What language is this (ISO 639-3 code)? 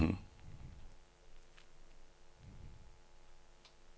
nor